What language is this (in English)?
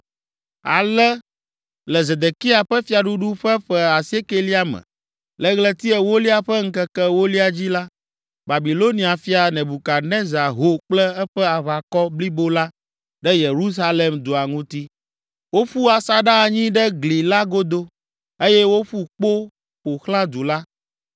Ewe